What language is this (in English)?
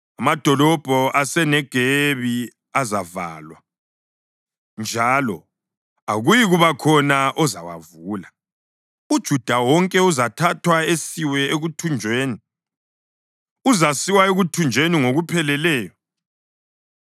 North Ndebele